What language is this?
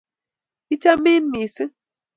Kalenjin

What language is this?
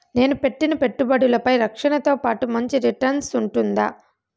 Telugu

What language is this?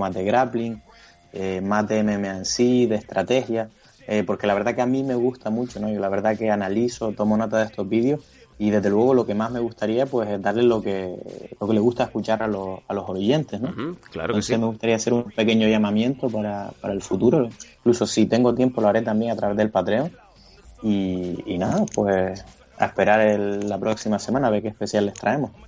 Spanish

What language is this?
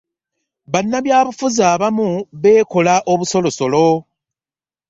Ganda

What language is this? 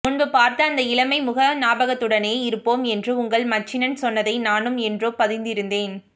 Tamil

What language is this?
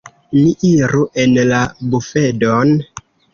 Esperanto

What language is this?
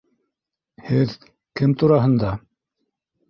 Bashkir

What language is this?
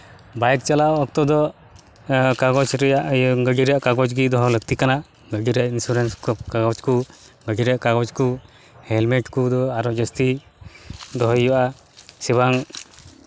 Santali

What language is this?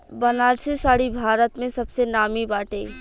Bhojpuri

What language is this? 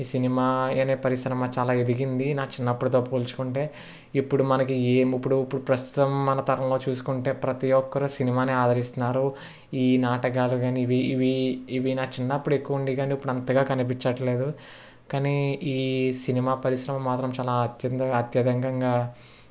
Telugu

